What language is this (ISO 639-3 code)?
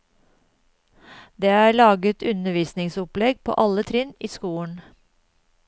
nor